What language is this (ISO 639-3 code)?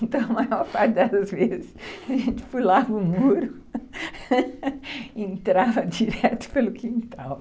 por